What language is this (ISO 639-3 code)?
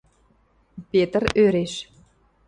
mrj